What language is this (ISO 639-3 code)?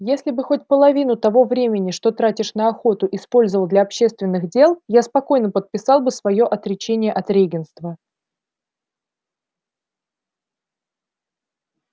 rus